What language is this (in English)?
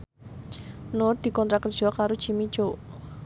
Javanese